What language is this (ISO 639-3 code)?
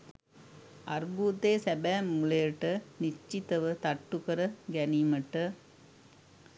sin